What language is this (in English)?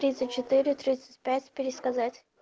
Russian